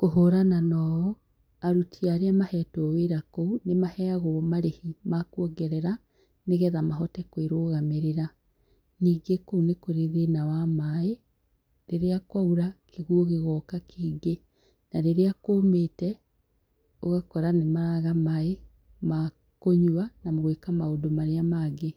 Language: Kikuyu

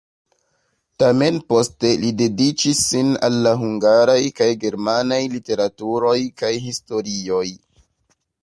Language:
Esperanto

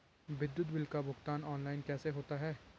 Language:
Hindi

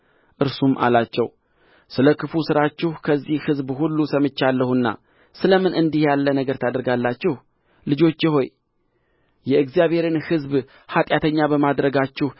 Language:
Amharic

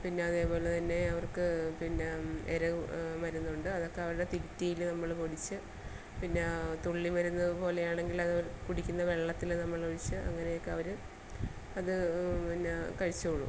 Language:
Malayalam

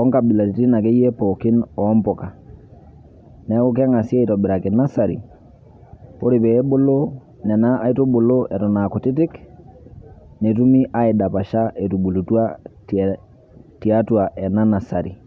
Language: Masai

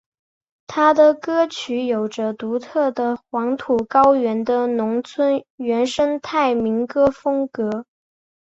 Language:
Chinese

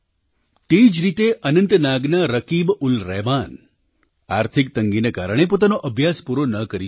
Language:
Gujarati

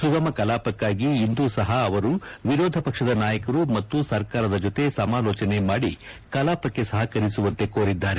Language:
Kannada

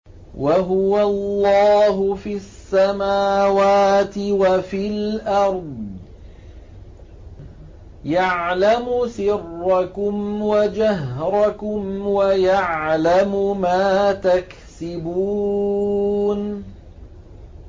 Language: Arabic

